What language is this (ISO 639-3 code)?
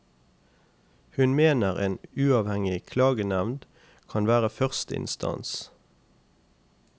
nor